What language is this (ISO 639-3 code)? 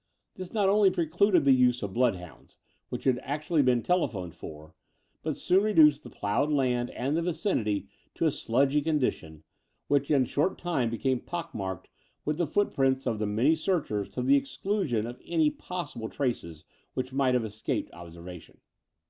eng